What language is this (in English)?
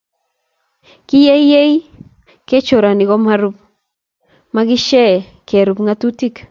Kalenjin